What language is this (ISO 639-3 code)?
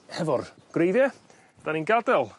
cym